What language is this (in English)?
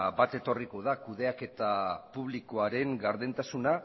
Basque